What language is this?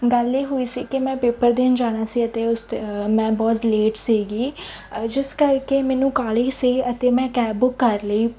Punjabi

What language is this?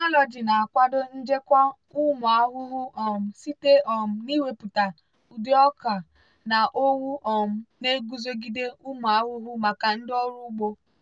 Igbo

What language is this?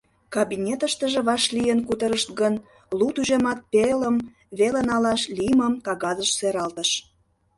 Mari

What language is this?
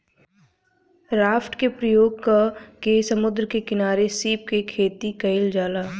Bhojpuri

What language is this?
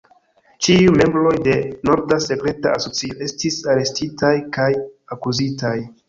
Esperanto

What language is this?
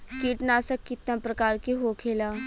Bhojpuri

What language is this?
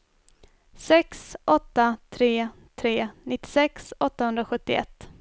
Swedish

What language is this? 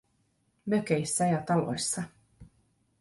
Finnish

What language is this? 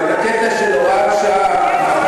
Hebrew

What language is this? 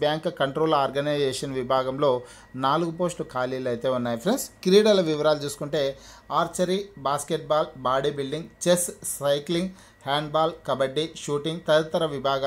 Hindi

